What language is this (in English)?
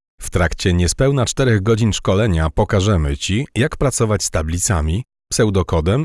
Polish